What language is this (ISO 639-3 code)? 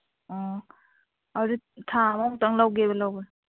mni